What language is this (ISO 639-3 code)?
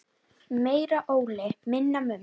isl